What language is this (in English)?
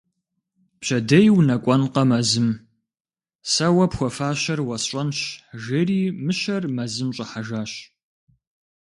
Kabardian